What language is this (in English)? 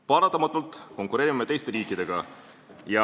Estonian